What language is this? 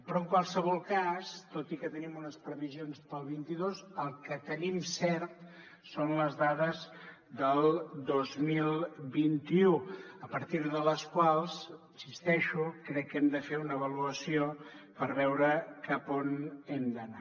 Catalan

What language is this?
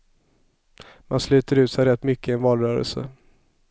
Swedish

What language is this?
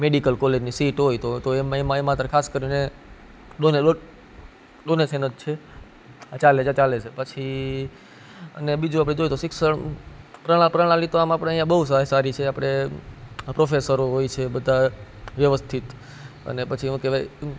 Gujarati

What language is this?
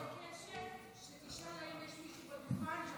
Hebrew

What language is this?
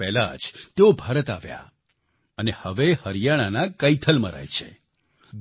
Gujarati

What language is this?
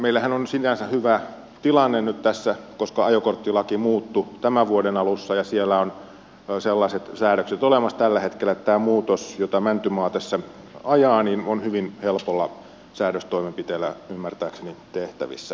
Finnish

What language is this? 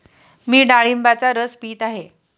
Marathi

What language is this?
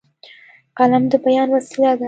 Pashto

